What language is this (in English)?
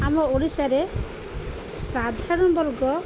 Odia